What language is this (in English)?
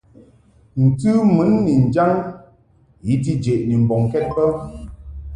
Mungaka